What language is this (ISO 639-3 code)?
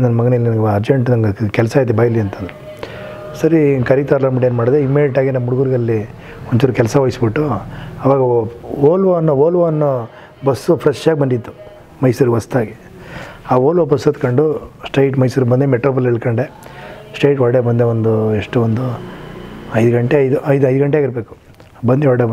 ron